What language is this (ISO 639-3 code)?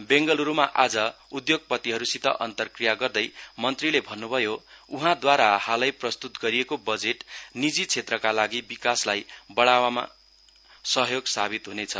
nep